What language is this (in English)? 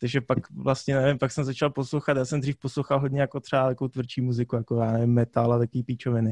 Czech